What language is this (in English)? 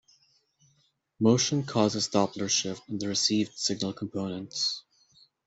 English